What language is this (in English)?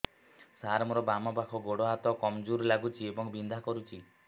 Odia